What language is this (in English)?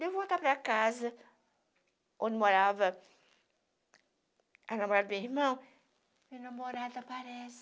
Portuguese